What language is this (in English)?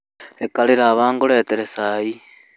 Kikuyu